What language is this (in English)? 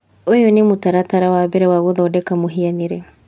Kikuyu